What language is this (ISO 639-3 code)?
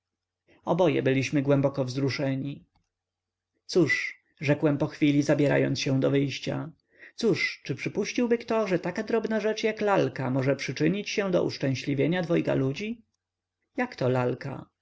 pol